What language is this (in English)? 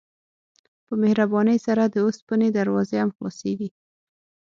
Pashto